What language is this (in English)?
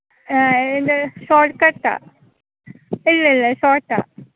Malayalam